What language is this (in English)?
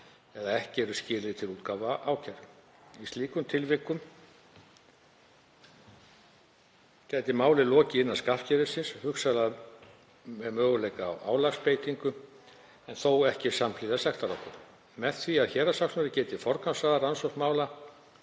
Icelandic